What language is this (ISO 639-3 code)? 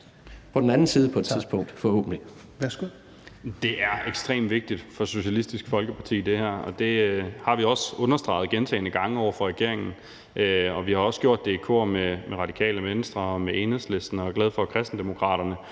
dan